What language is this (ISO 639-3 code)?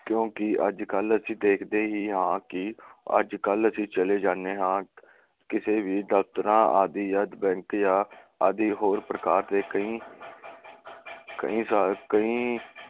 pan